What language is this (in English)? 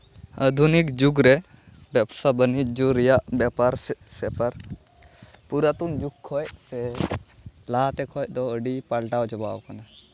Santali